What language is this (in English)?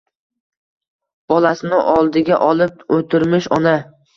Uzbek